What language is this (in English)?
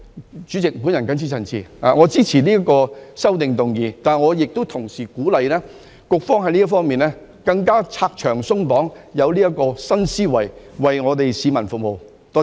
Cantonese